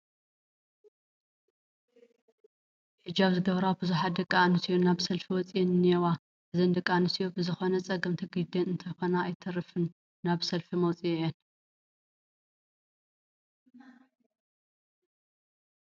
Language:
Tigrinya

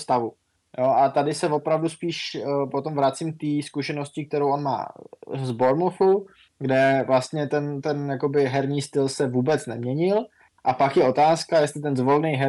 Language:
Czech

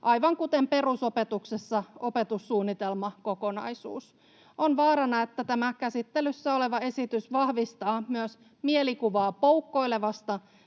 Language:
Finnish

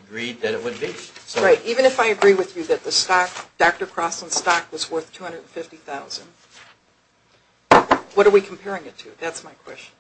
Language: English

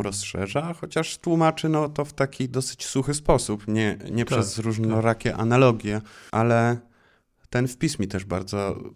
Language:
Polish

